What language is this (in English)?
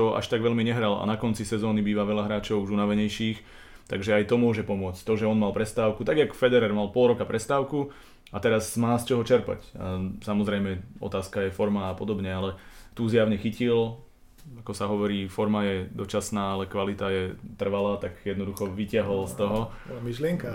Slovak